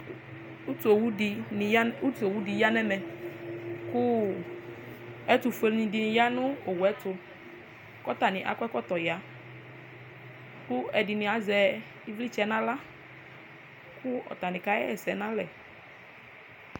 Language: Ikposo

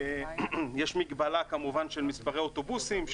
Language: Hebrew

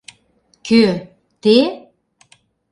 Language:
Mari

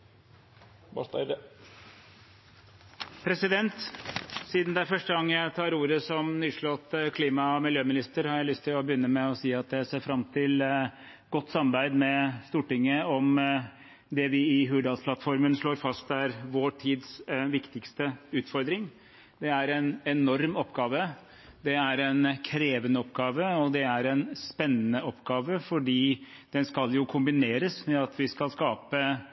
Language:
Norwegian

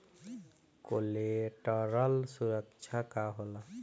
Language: Bhojpuri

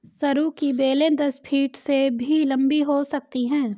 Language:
Hindi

